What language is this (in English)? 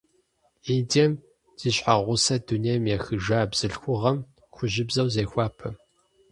Kabardian